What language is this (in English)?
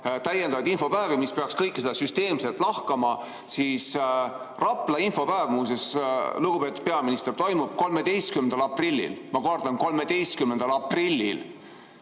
Estonian